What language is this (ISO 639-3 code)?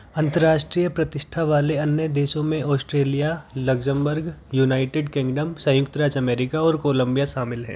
hin